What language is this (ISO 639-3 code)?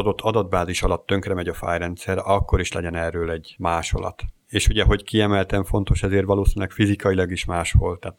hun